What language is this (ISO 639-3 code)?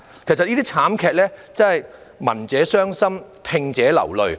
yue